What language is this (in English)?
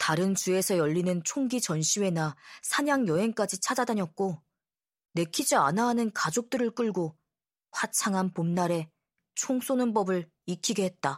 Korean